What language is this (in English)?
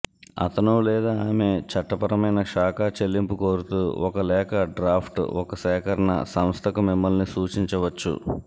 Telugu